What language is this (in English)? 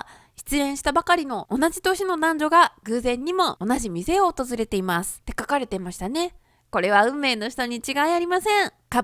Japanese